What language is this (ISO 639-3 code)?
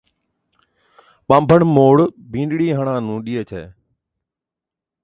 odk